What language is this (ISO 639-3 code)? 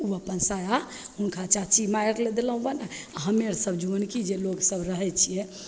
mai